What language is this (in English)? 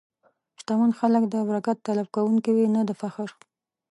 Pashto